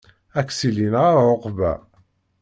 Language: Kabyle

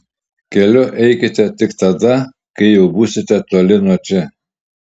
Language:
Lithuanian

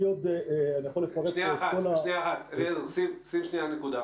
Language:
Hebrew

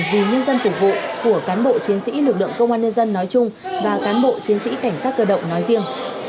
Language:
Vietnamese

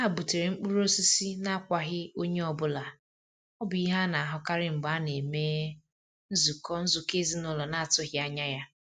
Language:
Igbo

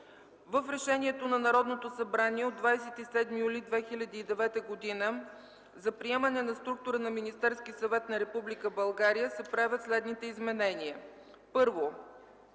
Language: Bulgarian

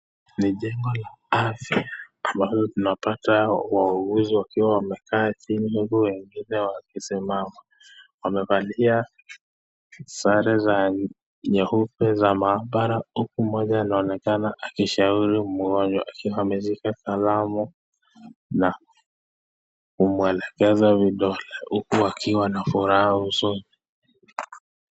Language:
Swahili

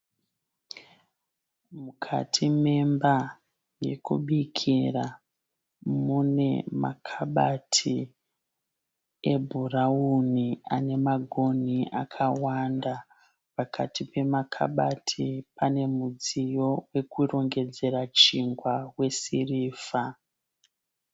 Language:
Shona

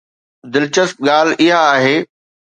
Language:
Sindhi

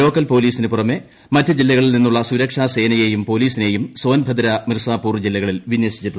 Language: Malayalam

